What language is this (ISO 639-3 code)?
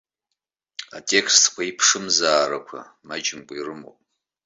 abk